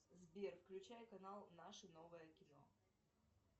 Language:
Russian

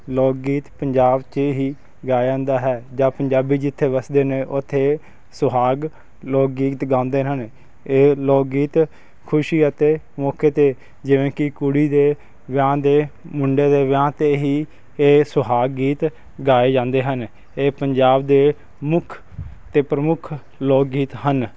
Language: Punjabi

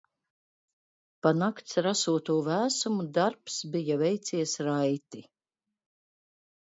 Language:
Latvian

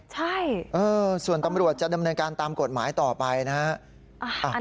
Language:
Thai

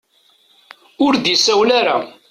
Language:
Kabyle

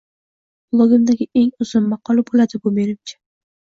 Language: Uzbek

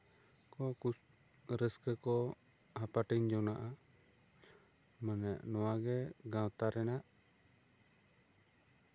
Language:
Santali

